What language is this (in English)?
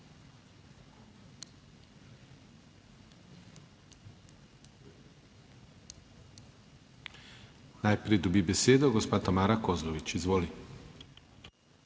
Slovenian